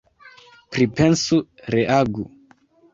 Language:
Esperanto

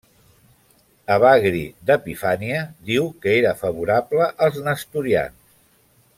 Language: Catalan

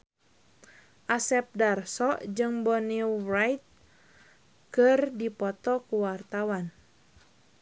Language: Sundanese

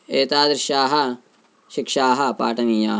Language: Sanskrit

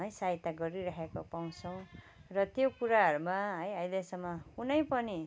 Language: Nepali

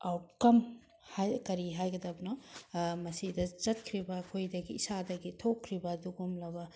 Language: Manipuri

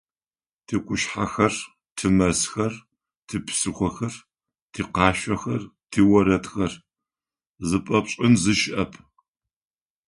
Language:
Adyghe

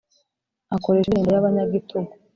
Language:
Kinyarwanda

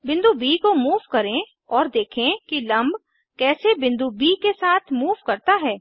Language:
Hindi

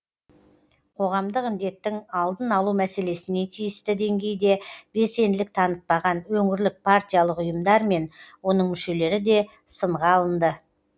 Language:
Kazakh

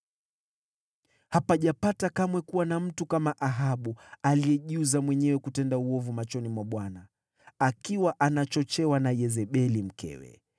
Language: Swahili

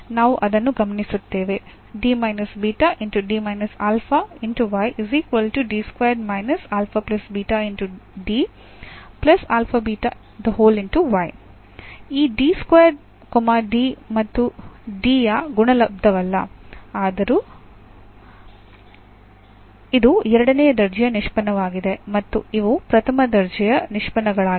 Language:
Kannada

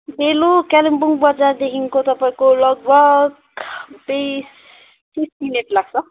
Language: Nepali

